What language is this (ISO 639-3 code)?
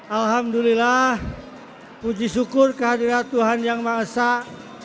ind